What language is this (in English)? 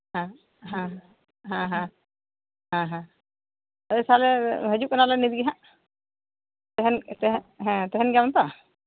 Santali